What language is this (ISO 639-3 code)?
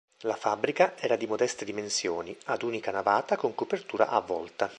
ita